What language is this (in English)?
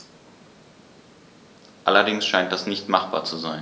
German